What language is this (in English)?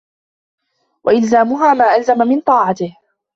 Arabic